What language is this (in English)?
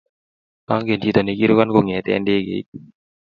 Kalenjin